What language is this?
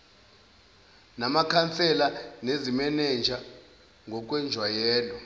Zulu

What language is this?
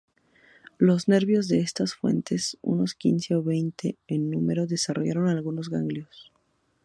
Spanish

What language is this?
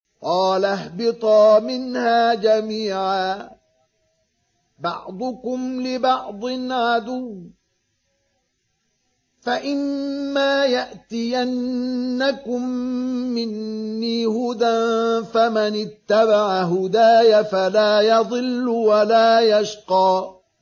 Arabic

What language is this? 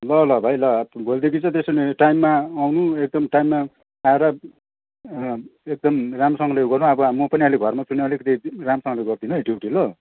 Nepali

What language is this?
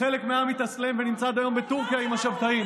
Hebrew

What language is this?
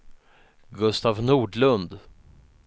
Swedish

